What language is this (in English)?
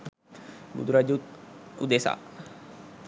Sinhala